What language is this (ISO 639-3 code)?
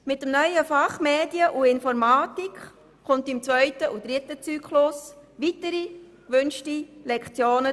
gsw